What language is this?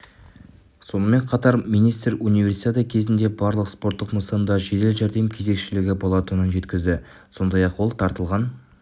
Kazakh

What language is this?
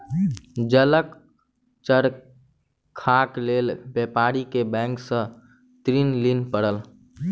Maithili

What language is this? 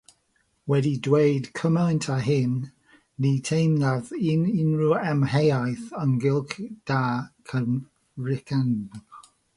Welsh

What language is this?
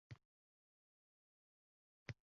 Uzbek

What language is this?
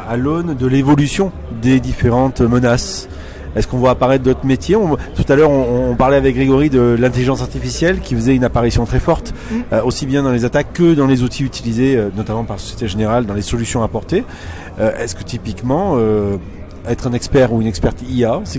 French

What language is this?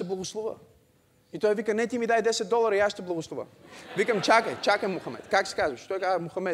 Bulgarian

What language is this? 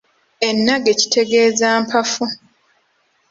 Ganda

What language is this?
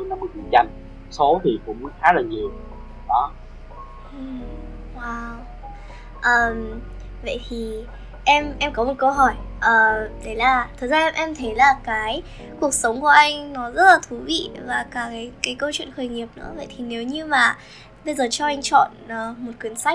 Vietnamese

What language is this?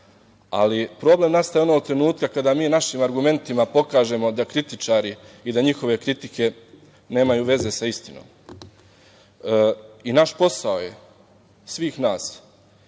Serbian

